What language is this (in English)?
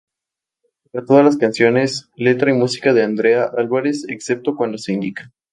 Spanish